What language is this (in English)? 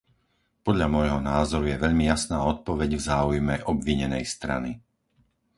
Slovak